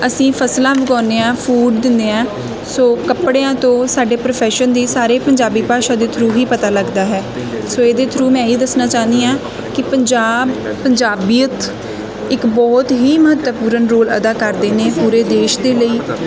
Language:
Punjabi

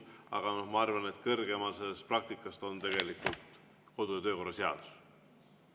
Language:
Estonian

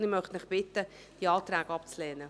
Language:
Swiss German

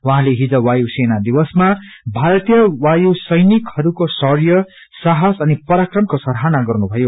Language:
Nepali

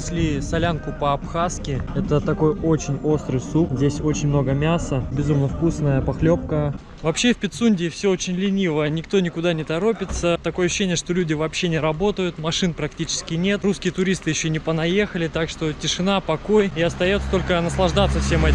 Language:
Russian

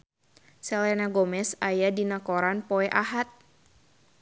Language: Sundanese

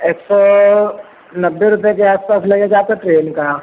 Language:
Hindi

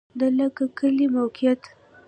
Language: Pashto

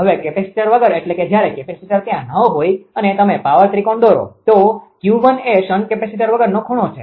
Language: Gujarati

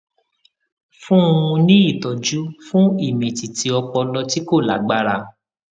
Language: Yoruba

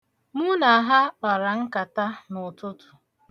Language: Igbo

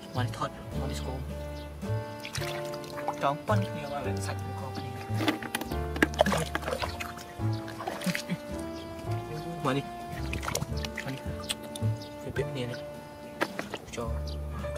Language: Vietnamese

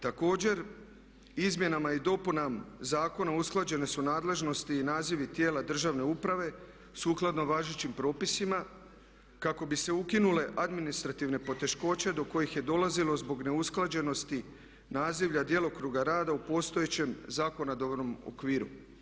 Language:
Croatian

